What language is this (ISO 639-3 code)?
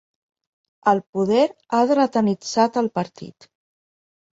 cat